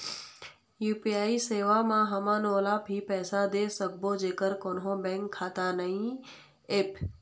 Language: Chhattisgarhi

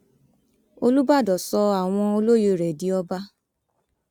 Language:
Yoruba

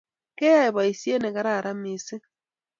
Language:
Kalenjin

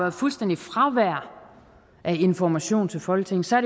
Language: Danish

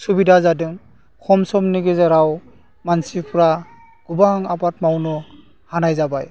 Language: Bodo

